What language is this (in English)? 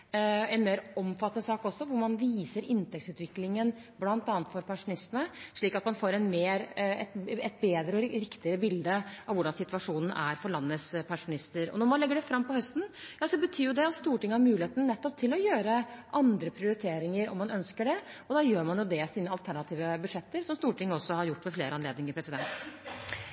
Norwegian Bokmål